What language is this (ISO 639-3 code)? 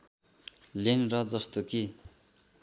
nep